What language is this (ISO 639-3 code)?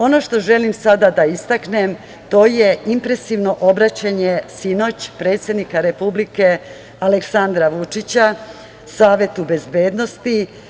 srp